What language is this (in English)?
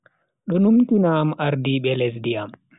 Bagirmi Fulfulde